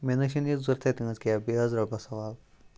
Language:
Kashmiri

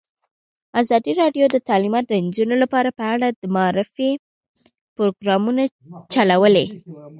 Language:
Pashto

